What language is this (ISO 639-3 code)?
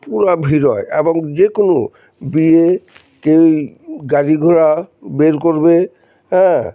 ben